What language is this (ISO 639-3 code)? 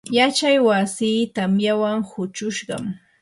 qur